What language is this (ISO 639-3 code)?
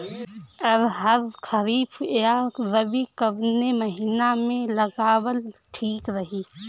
bho